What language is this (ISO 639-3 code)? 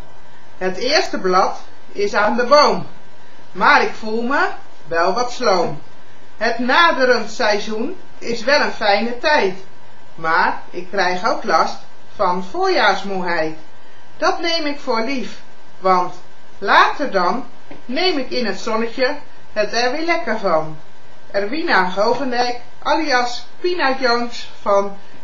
nld